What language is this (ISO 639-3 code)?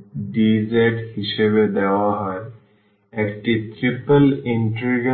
ben